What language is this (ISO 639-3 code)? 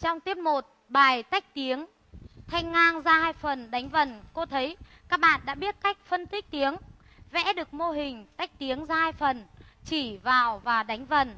vie